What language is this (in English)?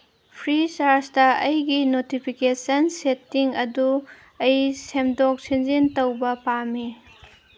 Manipuri